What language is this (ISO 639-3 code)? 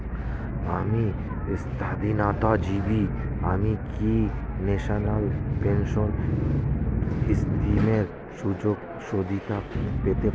ben